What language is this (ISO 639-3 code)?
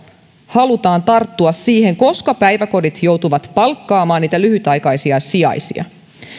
fin